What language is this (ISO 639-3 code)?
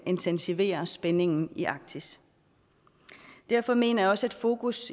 dan